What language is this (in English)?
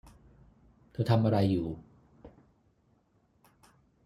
Thai